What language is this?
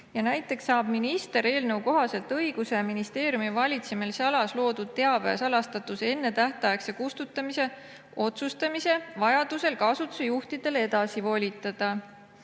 Estonian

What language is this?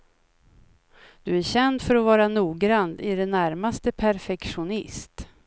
Swedish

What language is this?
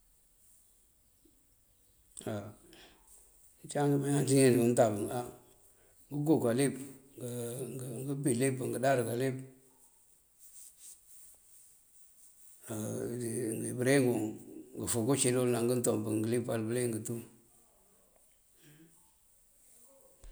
Mandjak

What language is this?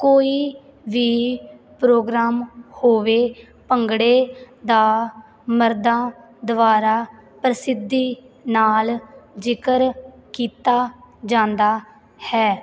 Punjabi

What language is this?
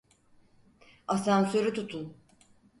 Turkish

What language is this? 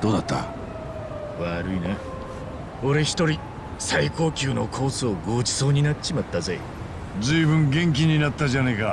Japanese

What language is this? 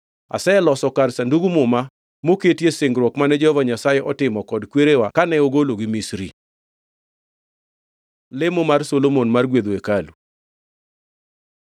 Luo (Kenya and Tanzania)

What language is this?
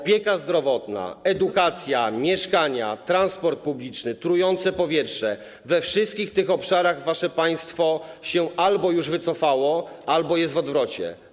Polish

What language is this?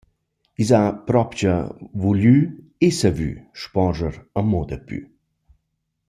Romansh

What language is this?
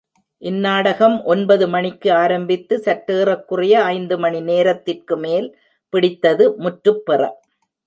Tamil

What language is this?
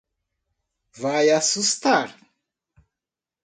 Portuguese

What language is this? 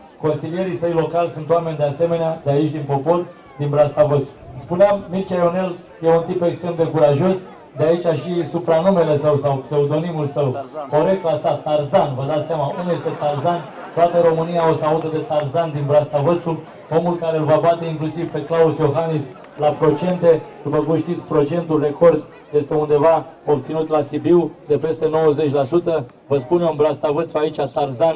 Romanian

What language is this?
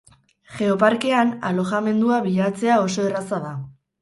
Basque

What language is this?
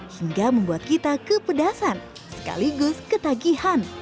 Indonesian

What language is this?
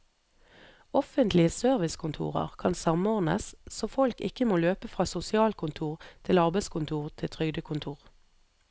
Norwegian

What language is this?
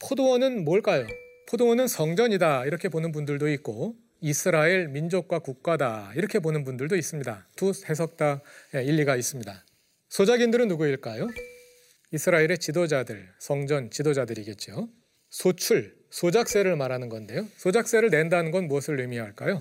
Korean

